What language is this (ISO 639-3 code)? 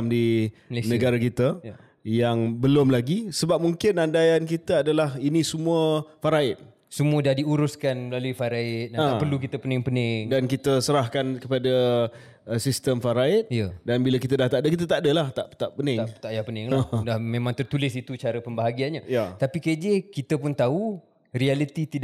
msa